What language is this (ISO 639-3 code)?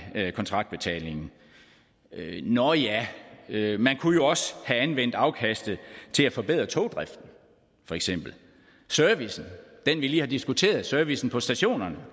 dan